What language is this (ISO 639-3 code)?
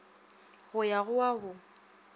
nso